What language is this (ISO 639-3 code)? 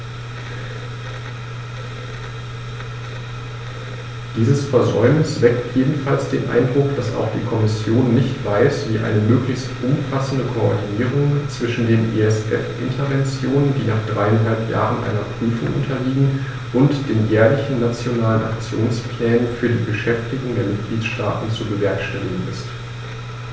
deu